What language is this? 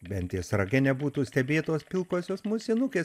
Lithuanian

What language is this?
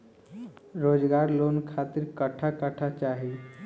Bhojpuri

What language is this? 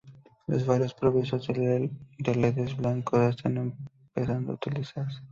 Spanish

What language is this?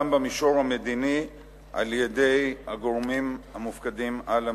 Hebrew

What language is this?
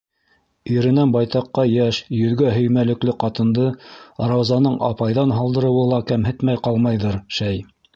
Bashkir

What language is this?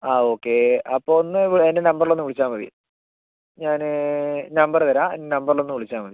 Malayalam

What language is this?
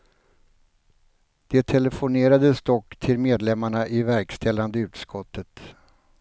Swedish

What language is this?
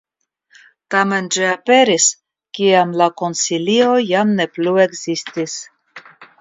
Esperanto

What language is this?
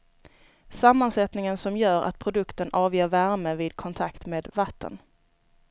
Swedish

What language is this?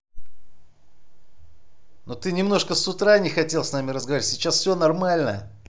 Russian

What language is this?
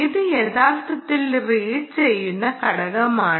Malayalam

